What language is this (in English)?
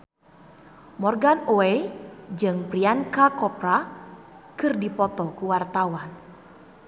Sundanese